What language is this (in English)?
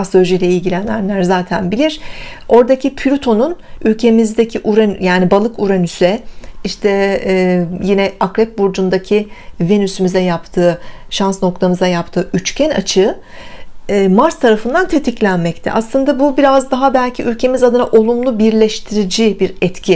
Turkish